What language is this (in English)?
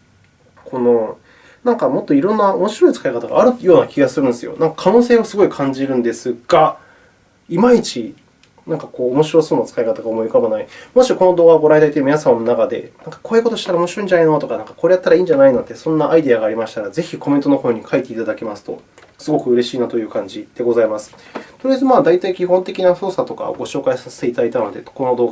Japanese